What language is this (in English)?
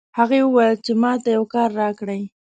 Pashto